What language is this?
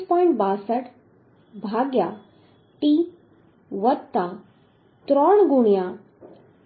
Gujarati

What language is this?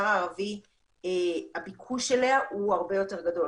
Hebrew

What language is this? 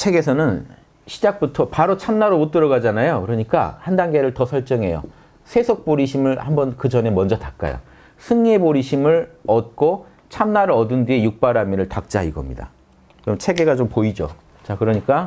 Korean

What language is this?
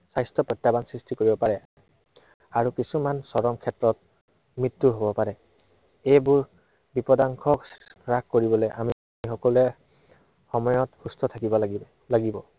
Assamese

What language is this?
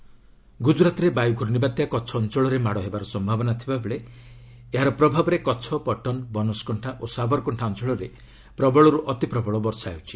Odia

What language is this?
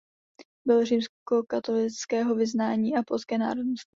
Czech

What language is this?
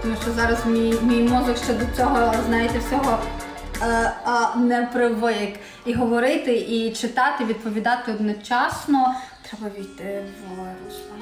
Ukrainian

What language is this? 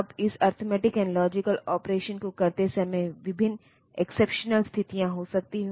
Hindi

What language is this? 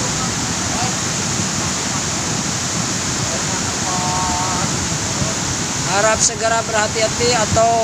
Indonesian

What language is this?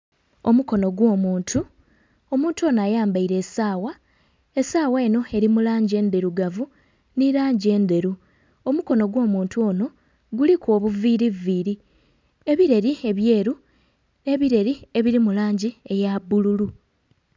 Soga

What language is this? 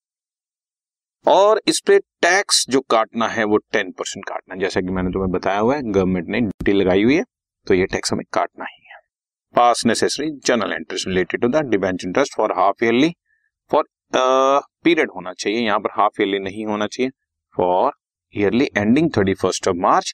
Hindi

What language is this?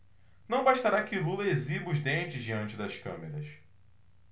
Portuguese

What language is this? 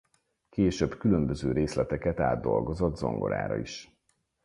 Hungarian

